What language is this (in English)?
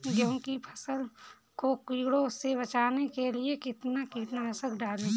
Hindi